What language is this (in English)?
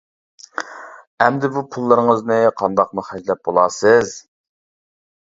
Uyghur